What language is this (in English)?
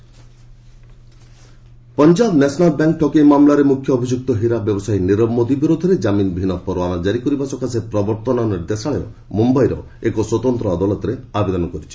Odia